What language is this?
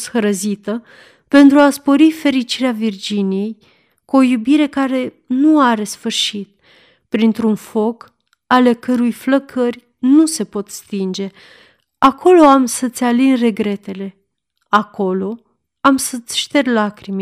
Romanian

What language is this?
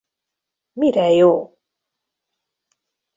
Hungarian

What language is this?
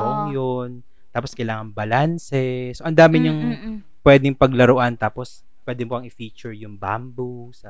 Filipino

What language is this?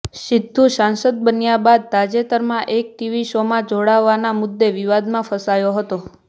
Gujarati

